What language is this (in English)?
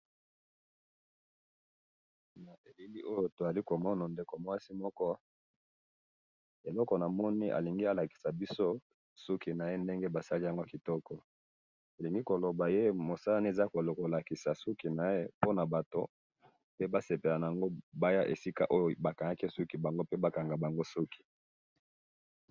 Lingala